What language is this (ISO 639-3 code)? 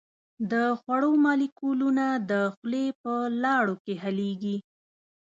pus